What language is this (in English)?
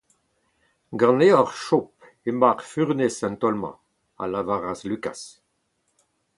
Breton